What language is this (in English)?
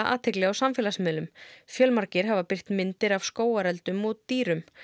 Icelandic